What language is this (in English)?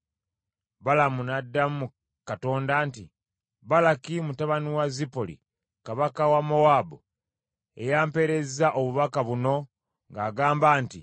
Ganda